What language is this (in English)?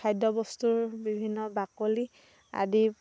Assamese